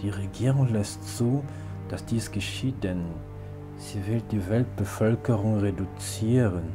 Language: German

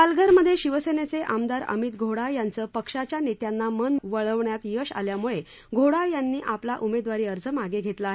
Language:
Marathi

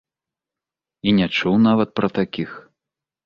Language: Belarusian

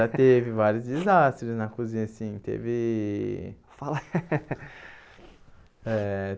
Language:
Portuguese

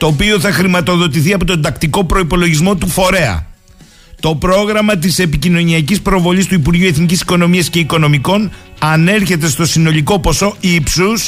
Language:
Greek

